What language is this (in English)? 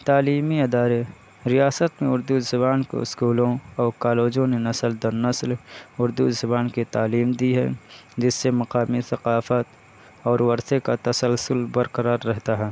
Urdu